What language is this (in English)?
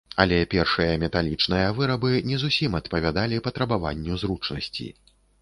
Belarusian